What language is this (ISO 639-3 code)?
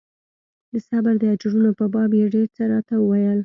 pus